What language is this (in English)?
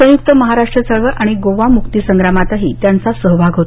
Marathi